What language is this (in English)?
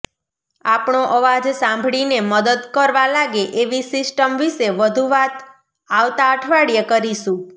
Gujarati